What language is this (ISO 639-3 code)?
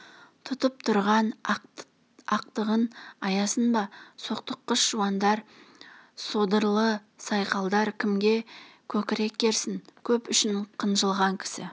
kaz